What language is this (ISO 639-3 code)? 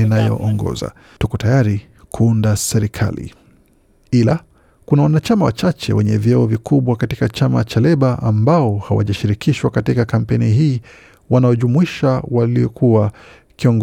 swa